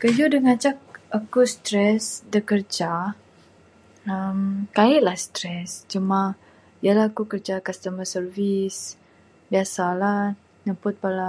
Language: Bukar-Sadung Bidayuh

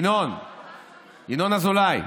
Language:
Hebrew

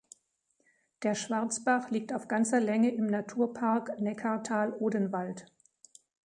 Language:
German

